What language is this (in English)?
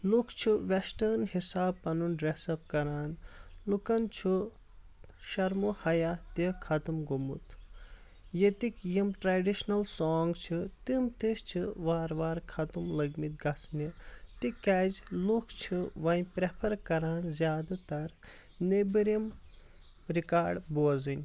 Kashmiri